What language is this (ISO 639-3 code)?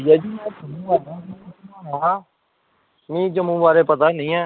doi